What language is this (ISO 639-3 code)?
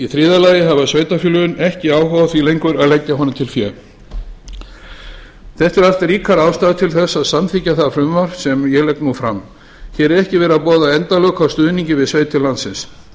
isl